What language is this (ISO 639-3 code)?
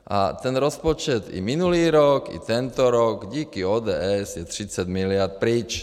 ces